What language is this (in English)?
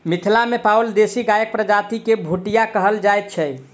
Maithili